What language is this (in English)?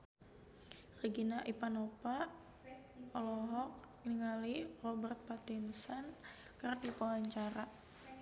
Sundanese